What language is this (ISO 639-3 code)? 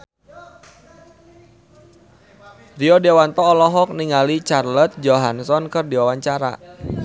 sun